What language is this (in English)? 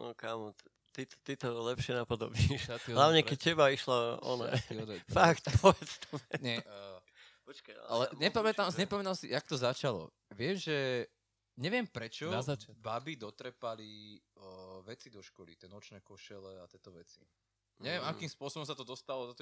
Slovak